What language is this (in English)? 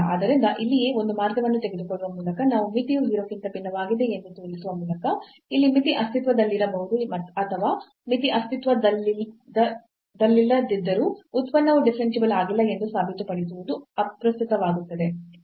Kannada